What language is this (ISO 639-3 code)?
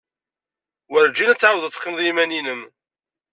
kab